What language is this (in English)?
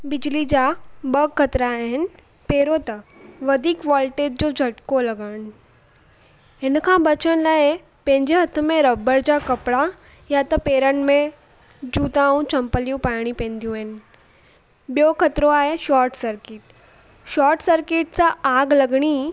Sindhi